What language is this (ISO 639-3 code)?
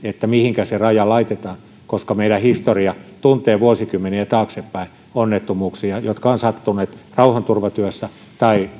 fin